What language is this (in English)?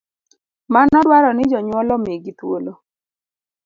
Luo (Kenya and Tanzania)